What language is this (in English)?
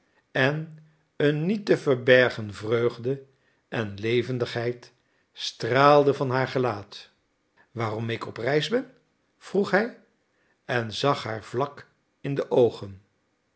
Dutch